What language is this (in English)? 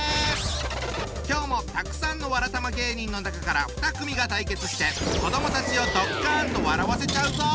Japanese